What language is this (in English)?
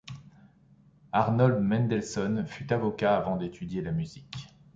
French